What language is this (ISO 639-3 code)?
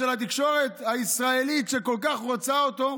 heb